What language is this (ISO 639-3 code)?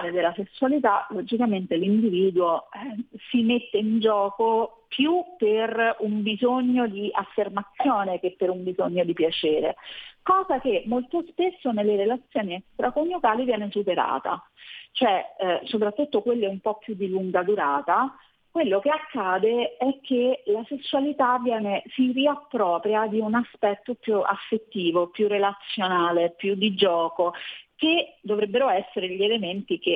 ita